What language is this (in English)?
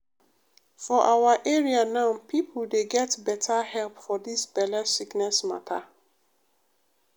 Nigerian Pidgin